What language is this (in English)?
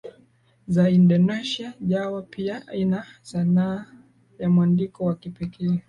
Swahili